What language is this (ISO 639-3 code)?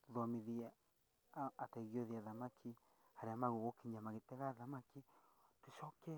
kik